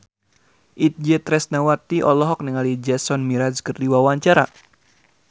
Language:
Sundanese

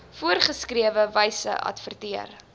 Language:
Afrikaans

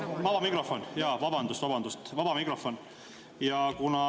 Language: Estonian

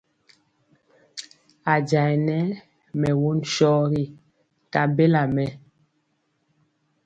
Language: Mpiemo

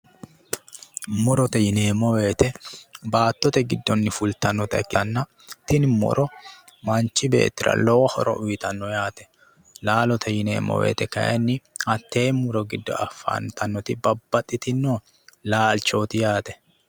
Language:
Sidamo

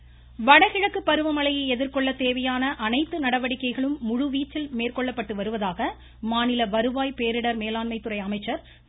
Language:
Tamil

